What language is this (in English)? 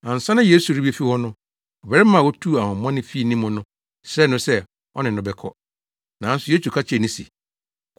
Akan